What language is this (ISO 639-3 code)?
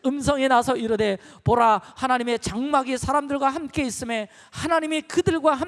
kor